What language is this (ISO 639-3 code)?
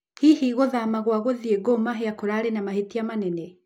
kik